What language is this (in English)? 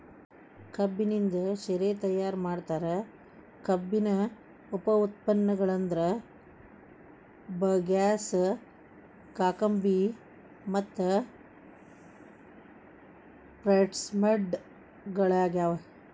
Kannada